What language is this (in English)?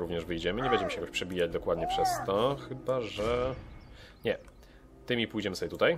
Polish